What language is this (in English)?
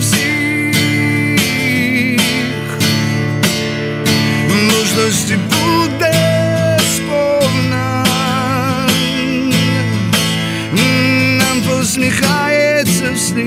Ukrainian